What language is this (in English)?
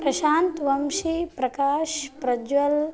Sanskrit